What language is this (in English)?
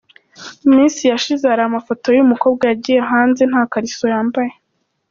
Kinyarwanda